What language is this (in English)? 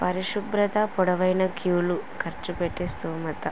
Telugu